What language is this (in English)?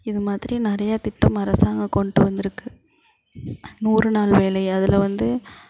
Tamil